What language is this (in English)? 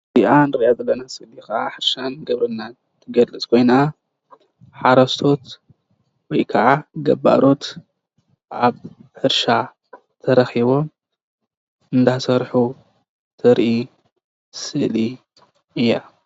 Tigrinya